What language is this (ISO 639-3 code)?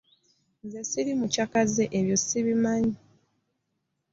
lug